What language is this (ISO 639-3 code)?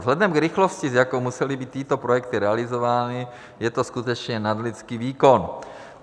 ces